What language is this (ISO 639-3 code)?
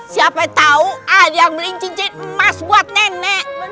ind